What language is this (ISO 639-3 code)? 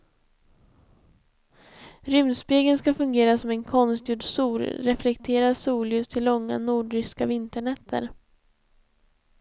swe